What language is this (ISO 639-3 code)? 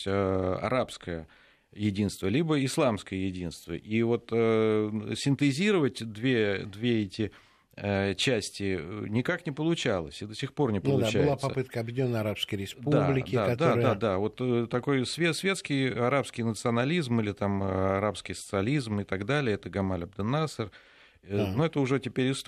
rus